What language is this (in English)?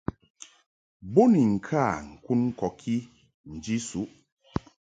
Mungaka